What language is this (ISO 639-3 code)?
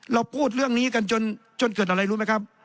tha